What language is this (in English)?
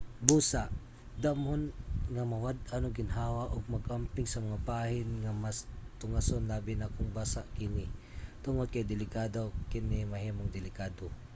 Cebuano